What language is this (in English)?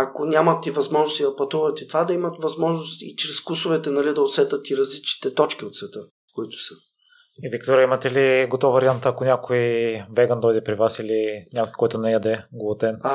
Bulgarian